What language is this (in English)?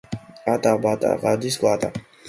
Georgian